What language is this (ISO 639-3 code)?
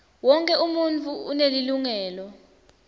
ssw